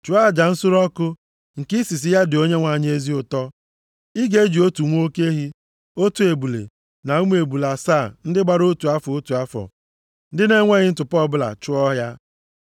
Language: Igbo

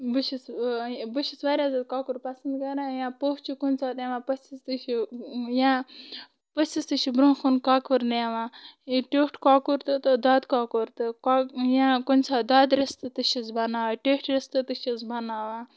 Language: Kashmiri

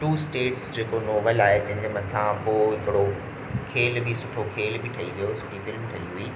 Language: Sindhi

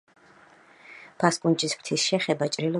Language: Georgian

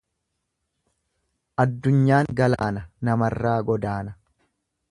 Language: Oromo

